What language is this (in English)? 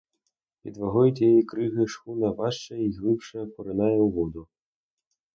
Ukrainian